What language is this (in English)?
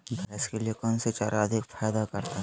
Magahi